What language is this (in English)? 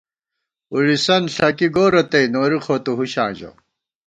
Gawar-Bati